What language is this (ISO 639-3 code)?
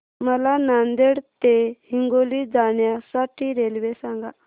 mar